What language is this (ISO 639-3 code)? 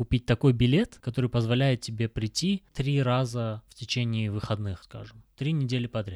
rus